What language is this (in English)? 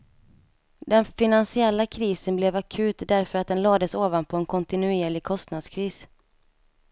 Swedish